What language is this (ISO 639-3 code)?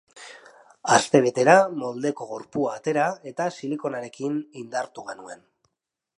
eus